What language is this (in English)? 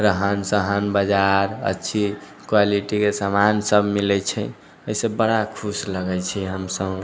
Maithili